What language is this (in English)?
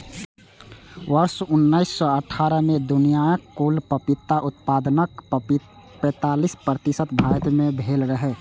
Maithili